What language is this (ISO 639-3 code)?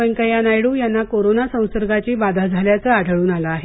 mar